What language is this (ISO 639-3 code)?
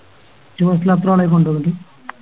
mal